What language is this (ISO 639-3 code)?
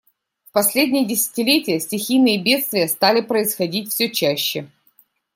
rus